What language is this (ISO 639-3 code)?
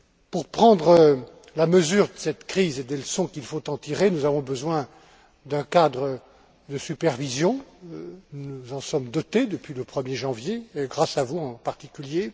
fra